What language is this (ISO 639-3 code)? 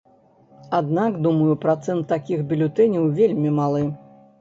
bel